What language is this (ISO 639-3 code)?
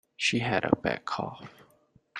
eng